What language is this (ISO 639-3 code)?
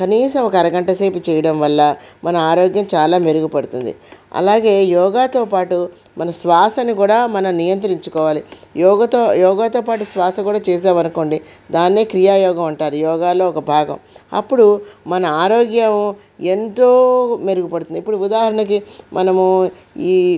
tel